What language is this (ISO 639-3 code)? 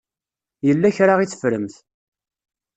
kab